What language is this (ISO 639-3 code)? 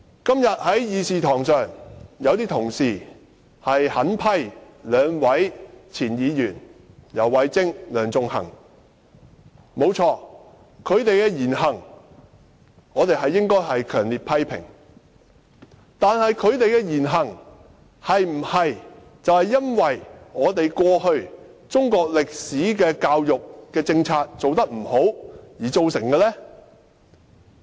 yue